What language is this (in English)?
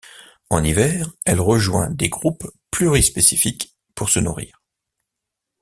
French